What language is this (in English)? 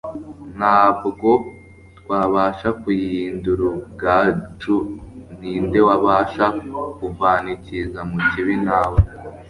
Kinyarwanda